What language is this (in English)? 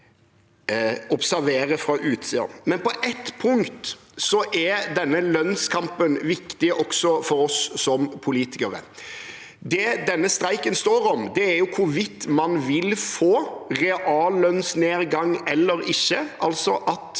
Norwegian